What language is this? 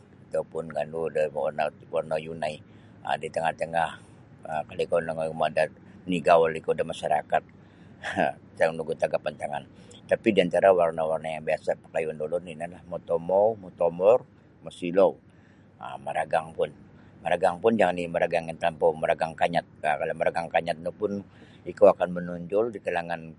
Sabah Bisaya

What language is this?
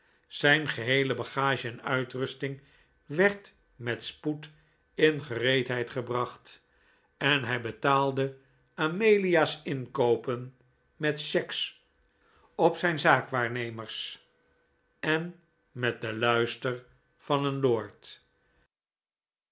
Dutch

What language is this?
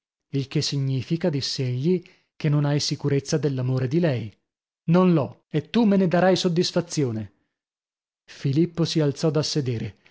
Italian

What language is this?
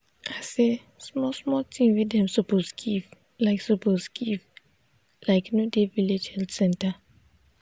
Nigerian Pidgin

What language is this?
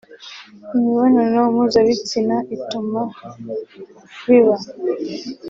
Kinyarwanda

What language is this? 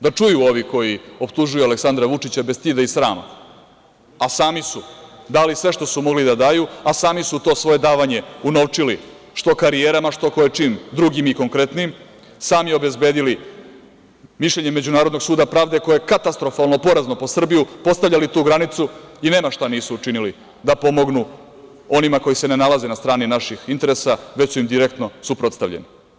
Serbian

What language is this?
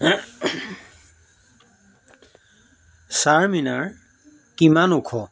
Assamese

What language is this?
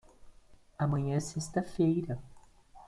Portuguese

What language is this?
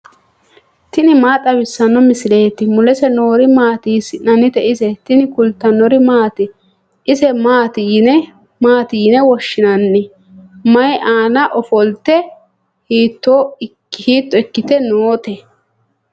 Sidamo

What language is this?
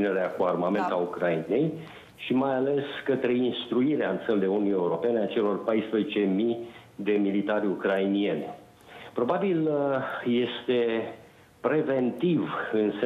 Romanian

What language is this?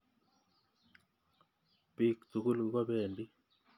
Kalenjin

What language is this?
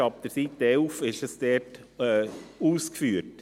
Swiss German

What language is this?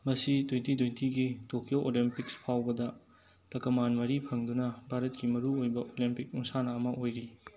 Manipuri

